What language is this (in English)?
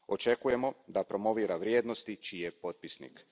Croatian